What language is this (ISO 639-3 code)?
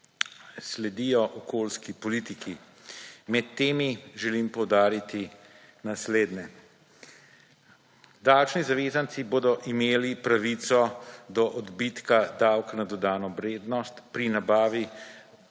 slv